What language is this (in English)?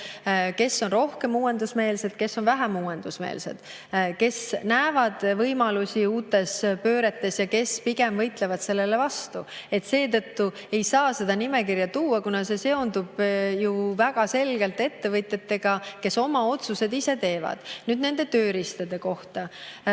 Estonian